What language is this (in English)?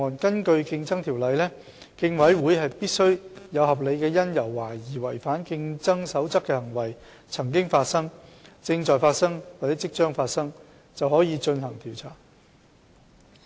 Cantonese